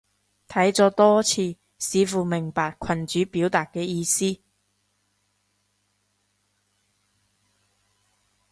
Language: Cantonese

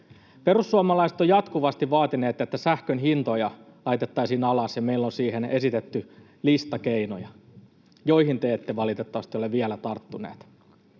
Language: Finnish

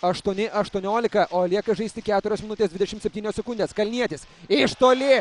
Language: Lithuanian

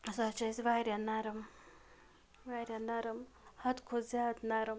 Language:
Kashmiri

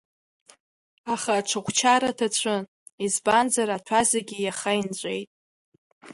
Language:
Abkhazian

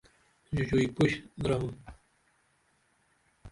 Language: Dameli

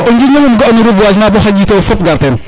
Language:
Serer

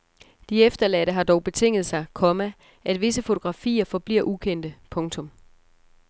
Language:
Danish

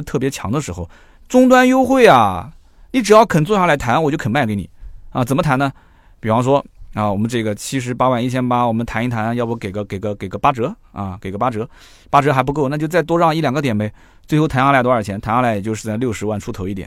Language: Chinese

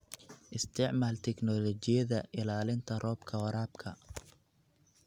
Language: Somali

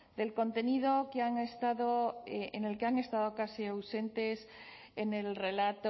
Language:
Spanish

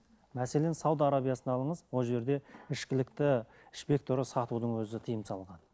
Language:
Kazakh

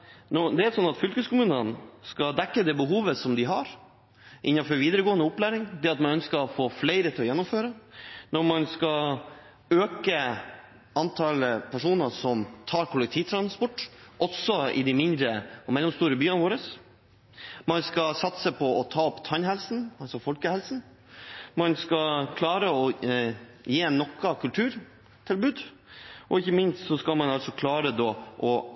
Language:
Norwegian Bokmål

